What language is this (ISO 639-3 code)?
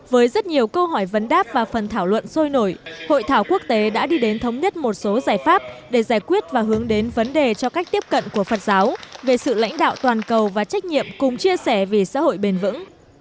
vie